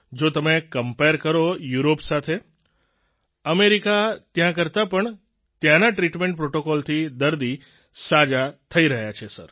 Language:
Gujarati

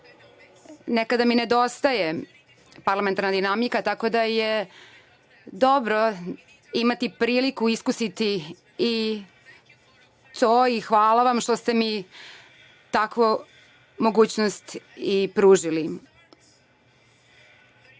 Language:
Serbian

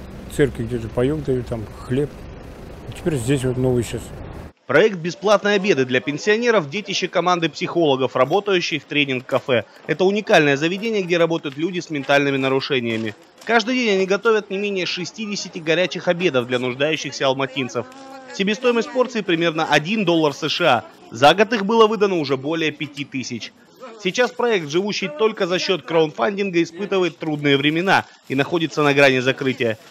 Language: Russian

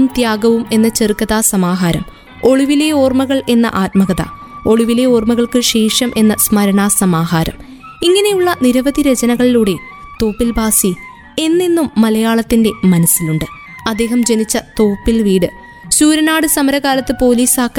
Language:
Malayalam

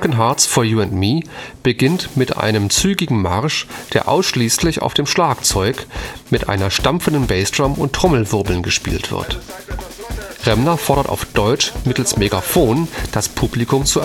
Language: German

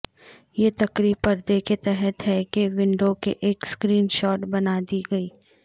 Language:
Urdu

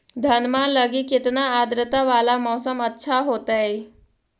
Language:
Magahi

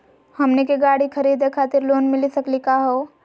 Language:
Magahi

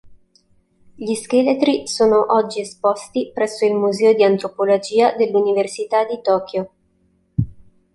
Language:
Italian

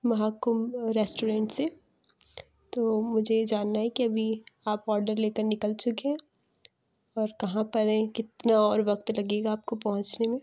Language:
Urdu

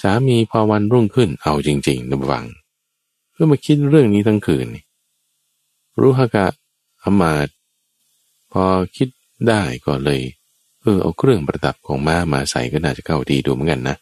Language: Thai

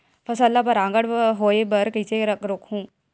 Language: Chhattisgarhi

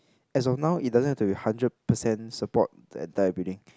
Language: English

